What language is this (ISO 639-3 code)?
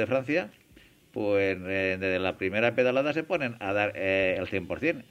spa